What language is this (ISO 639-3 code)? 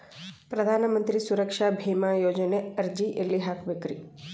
kan